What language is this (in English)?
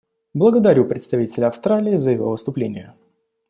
Russian